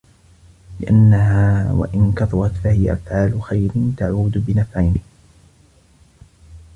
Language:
Arabic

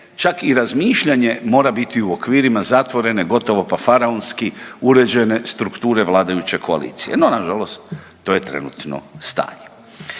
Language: Croatian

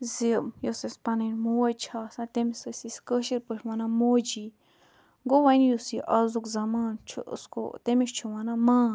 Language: Kashmiri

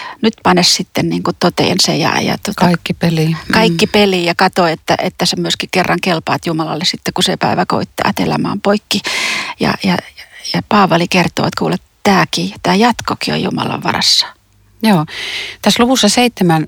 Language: Finnish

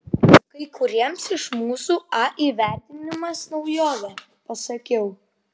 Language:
Lithuanian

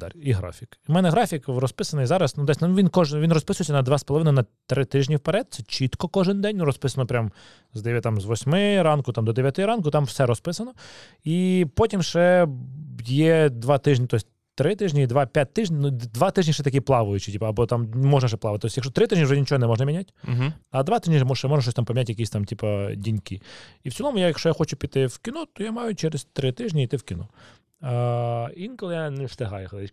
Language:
Ukrainian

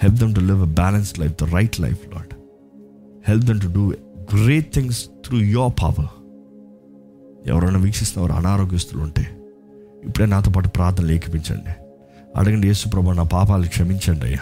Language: Telugu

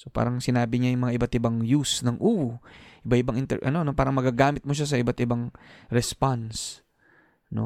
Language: Filipino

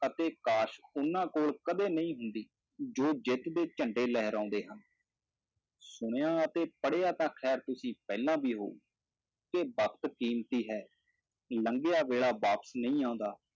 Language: Punjabi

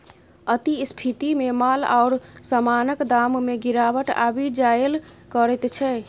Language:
Maithili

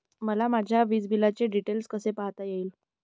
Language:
Marathi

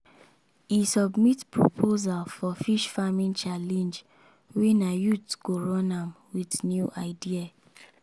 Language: Nigerian Pidgin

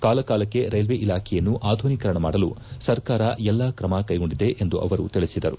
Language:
Kannada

